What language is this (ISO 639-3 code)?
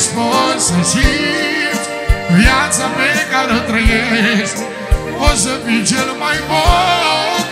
ron